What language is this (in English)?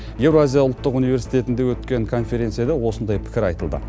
Kazakh